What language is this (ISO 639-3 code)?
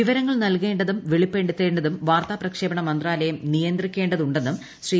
mal